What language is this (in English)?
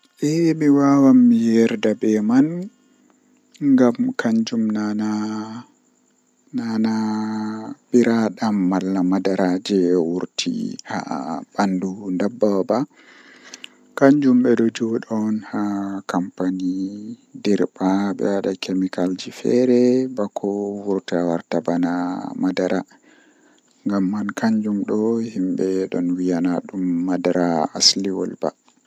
Western Niger Fulfulde